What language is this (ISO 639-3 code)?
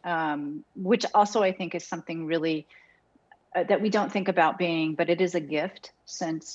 eng